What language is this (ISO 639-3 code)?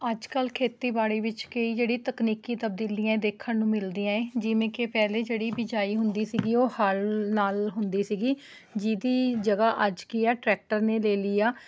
pan